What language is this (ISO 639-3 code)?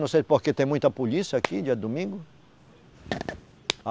por